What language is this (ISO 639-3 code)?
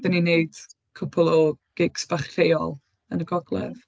cym